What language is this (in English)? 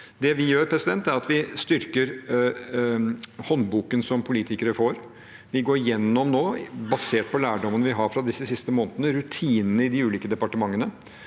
Norwegian